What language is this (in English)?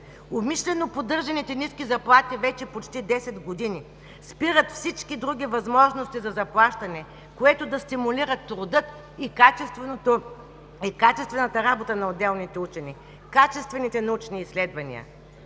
Bulgarian